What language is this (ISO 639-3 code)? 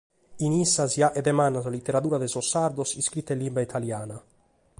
srd